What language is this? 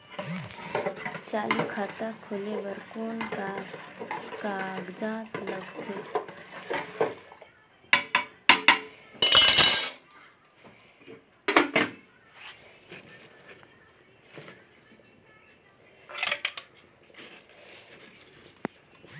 Chhattisgarhi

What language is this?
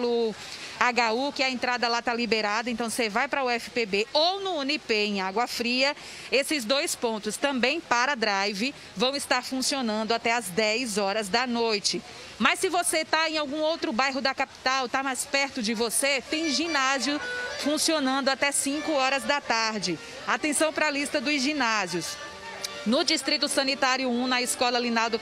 Portuguese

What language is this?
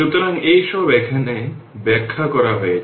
Bangla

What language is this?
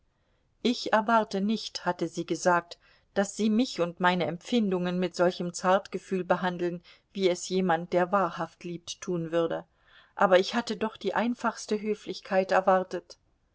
German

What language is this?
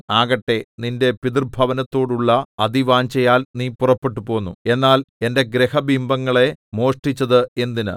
Malayalam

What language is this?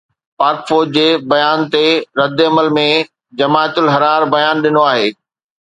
Sindhi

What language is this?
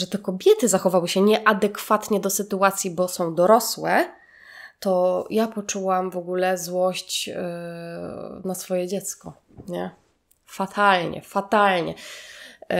Polish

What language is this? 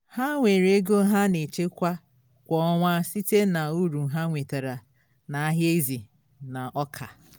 Igbo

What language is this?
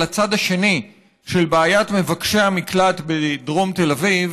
Hebrew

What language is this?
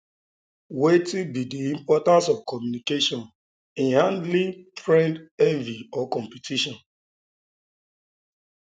Nigerian Pidgin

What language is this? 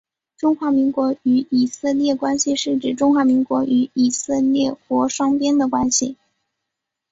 Chinese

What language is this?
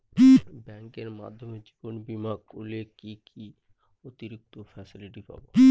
Bangla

